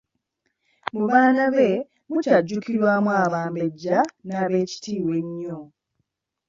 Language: Ganda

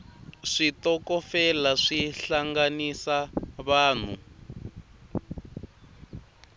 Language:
Tsonga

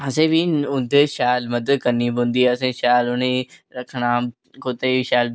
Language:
Dogri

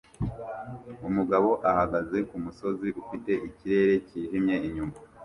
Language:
Kinyarwanda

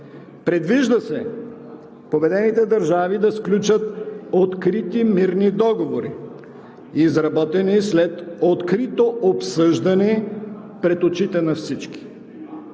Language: Bulgarian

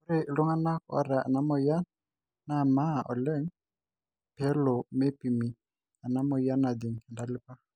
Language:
Masai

